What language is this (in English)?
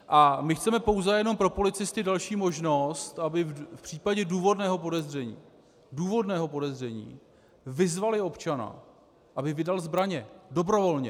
Czech